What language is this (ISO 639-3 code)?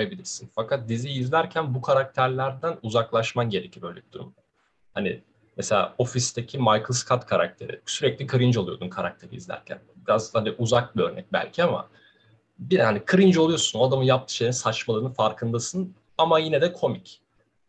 tur